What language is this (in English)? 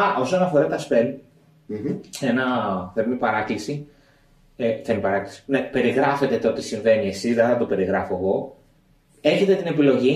Greek